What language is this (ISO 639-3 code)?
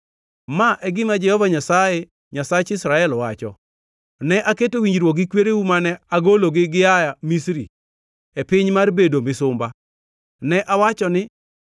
luo